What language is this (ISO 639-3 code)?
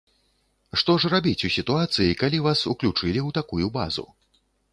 bel